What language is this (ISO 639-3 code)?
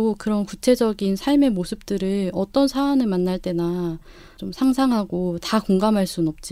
kor